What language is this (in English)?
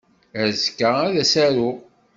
Kabyle